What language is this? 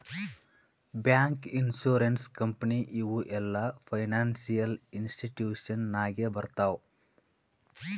Kannada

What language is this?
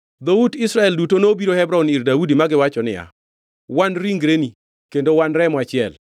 Luo (Kenya and Tanzania)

